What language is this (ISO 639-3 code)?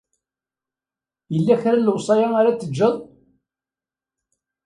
kab